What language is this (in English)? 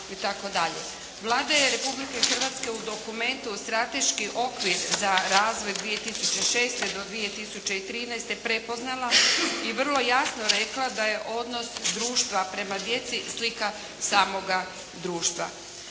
Croatian